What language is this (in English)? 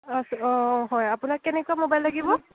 Assamese